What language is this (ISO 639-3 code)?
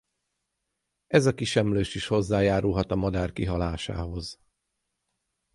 hun